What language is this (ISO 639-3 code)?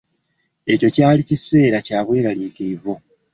lug